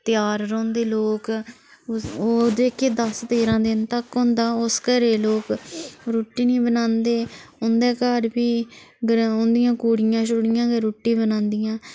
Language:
Dogri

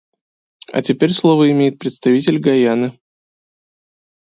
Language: Russian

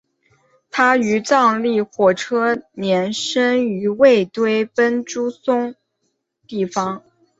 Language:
Chinese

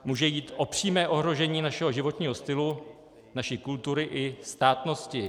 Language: Czech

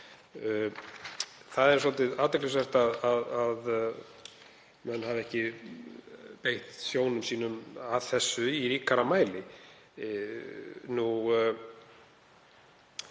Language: Icelandic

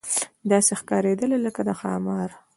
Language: Pashto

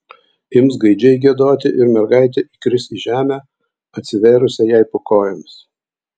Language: Lithuanian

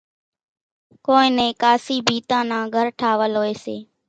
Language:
Kachi Koli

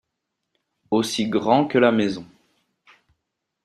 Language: French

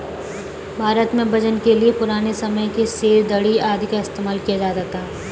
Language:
Hindi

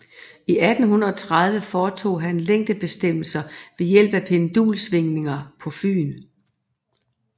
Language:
Danish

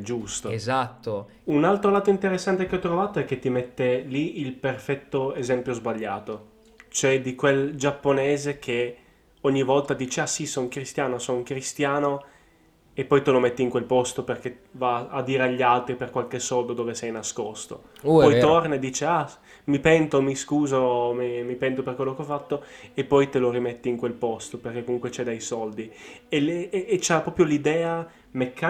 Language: Italian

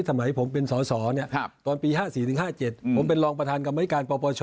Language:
Thai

